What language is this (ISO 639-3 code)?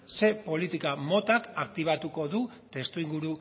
eus